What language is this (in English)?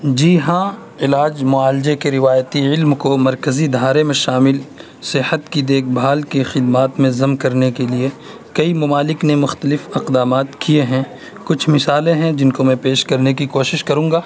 Urdu